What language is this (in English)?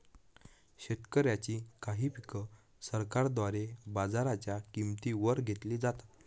Marathi